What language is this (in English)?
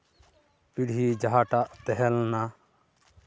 Santali